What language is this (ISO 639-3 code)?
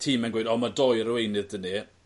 cym